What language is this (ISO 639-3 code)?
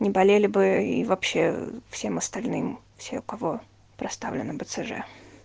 rus